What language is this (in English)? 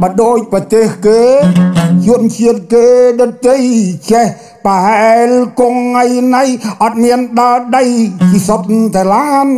Thai